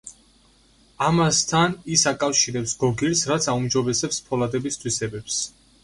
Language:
Georgian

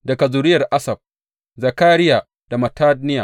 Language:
Hausa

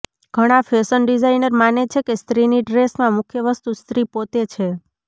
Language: Gujarati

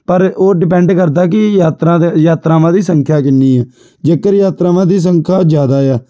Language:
Punjabi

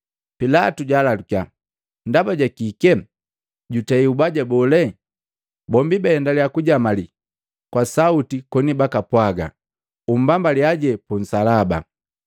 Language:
Matengo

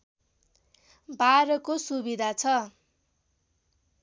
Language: Nepali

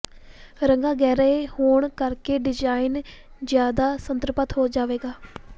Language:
Punjabi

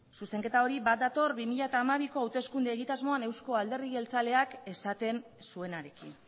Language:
Basque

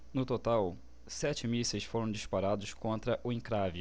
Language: Portuguese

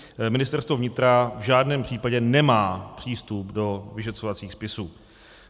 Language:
Czech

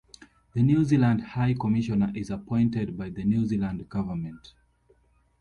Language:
English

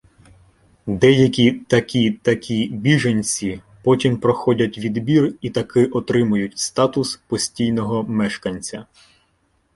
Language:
Ukrainian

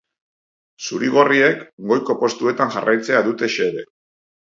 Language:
Basque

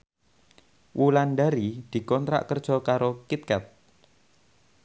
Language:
Javanese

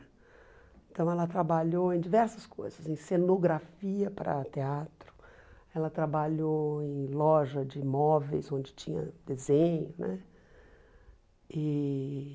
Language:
Portuguese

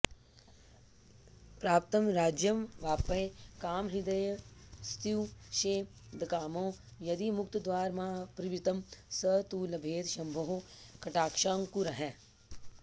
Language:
Sanskrit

